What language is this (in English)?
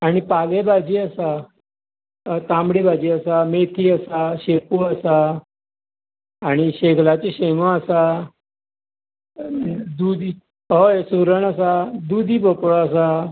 Konkani